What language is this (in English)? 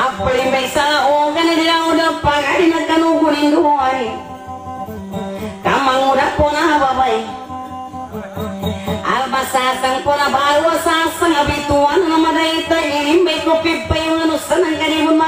Thai